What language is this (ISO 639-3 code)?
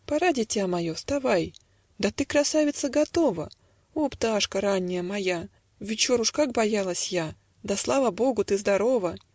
rus